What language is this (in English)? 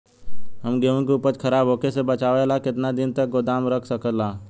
Bhojpuri